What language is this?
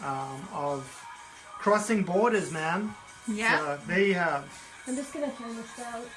English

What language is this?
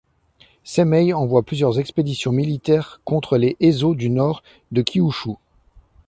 French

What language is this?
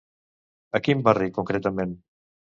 Catalan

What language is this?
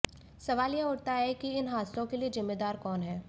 Hindi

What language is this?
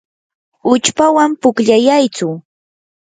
Yanahuanca Pasco Quechua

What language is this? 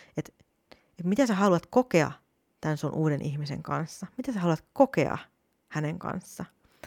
Finnish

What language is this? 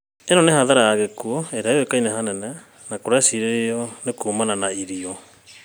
Kikuyu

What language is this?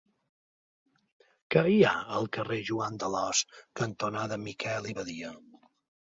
Catalan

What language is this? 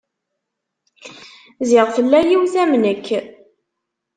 Kabyle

